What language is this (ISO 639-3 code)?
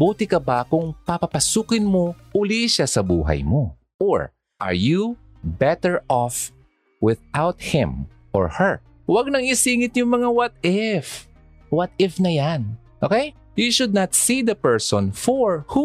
fil